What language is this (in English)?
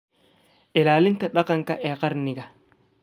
Somali